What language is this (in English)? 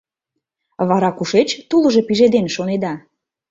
Mari